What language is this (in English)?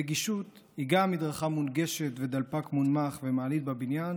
Hebrew